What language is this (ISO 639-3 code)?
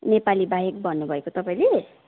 nep